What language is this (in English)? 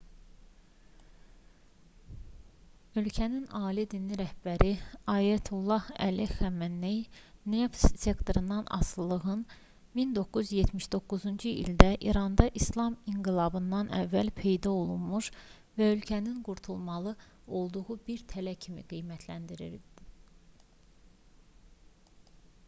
Azerbaijani